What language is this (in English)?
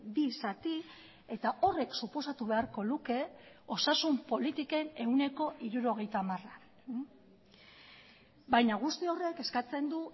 Basque